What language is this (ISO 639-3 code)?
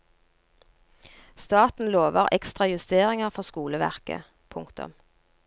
nor